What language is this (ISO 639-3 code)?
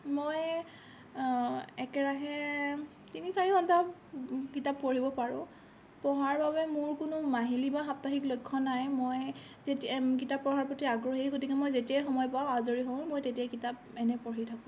asm